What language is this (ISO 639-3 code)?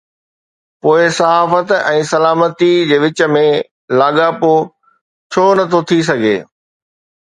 snd